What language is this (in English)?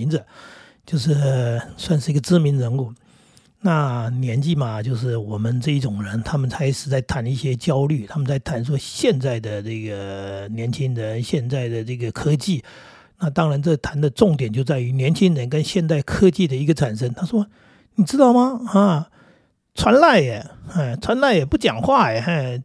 Chinese